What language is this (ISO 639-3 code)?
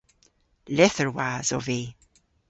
cor